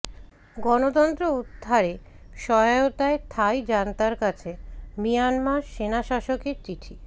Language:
Bangla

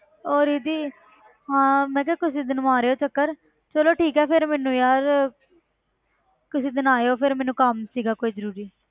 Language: Punjabi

